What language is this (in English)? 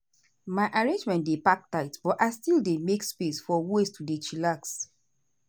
Nigerian Pidgin